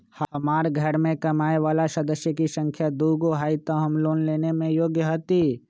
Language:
Magahi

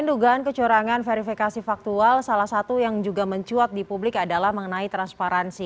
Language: Indonesian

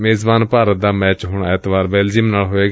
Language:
Punjabi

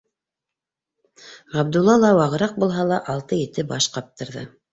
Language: Bashkir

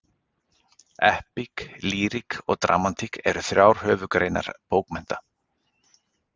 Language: Icelandic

